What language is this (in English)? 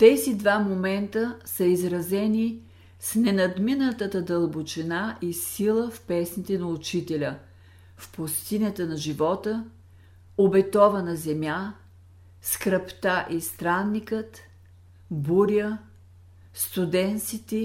Bulgarian